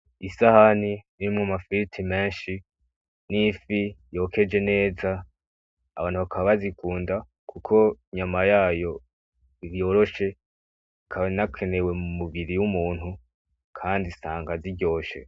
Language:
Rundi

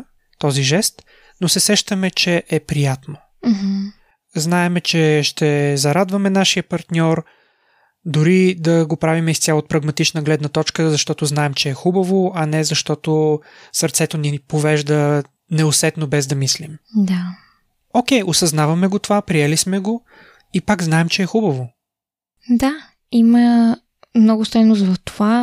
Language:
Bulgarian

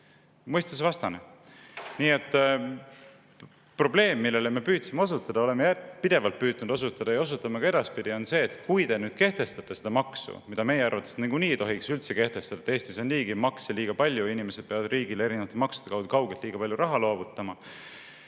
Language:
Estonian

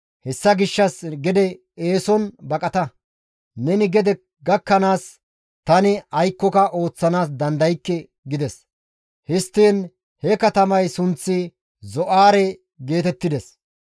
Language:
Gamo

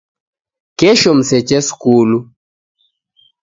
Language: Taita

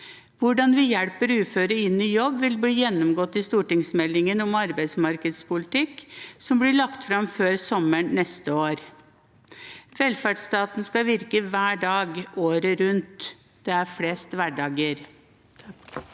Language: Norwegian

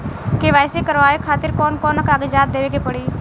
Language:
Bhojpuri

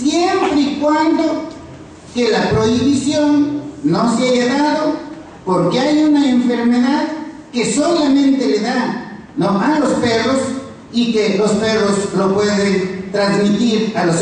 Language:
Spanish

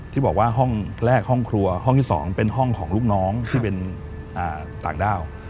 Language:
Thai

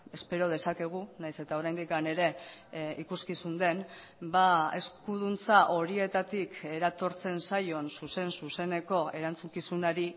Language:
Basque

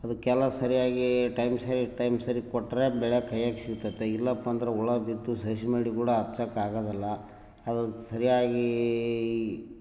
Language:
Kannada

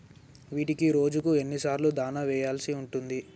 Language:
Telugu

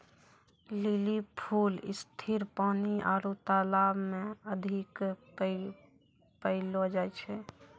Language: Maithili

